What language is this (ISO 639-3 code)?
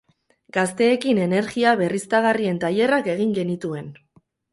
eus